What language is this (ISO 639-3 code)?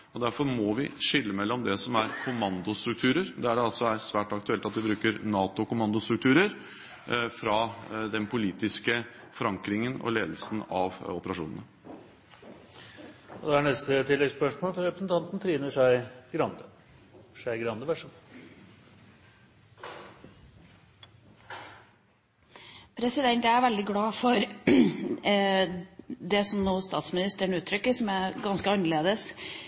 nor